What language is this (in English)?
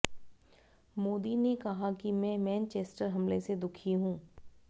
Hindi